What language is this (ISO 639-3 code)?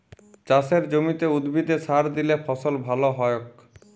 ben